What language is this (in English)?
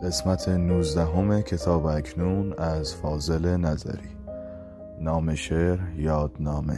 Persian